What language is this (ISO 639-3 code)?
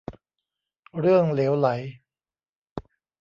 tha